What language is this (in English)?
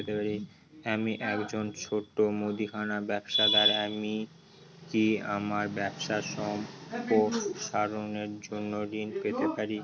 Bangla